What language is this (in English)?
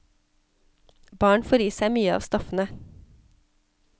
Norwegian